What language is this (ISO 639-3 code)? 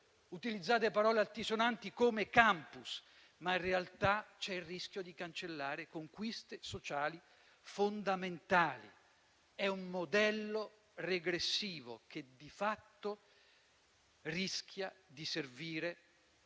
ita